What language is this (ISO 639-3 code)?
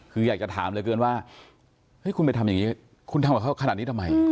tha